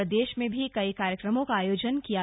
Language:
Hindi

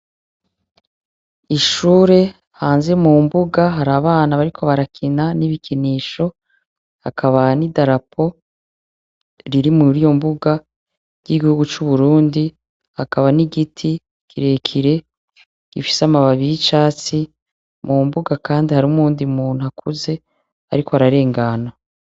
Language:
Rundi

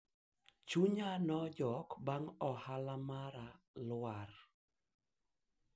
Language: Luo (Kenya and Tanzania)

